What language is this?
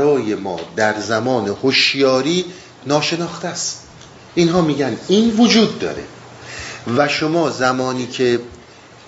Persian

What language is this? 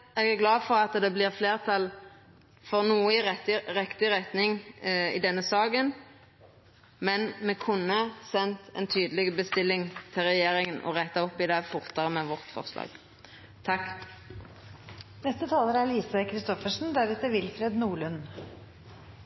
Norwegian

